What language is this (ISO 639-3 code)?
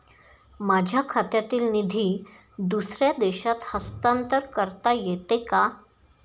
mar